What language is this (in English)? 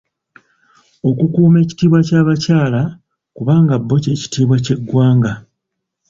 Ganda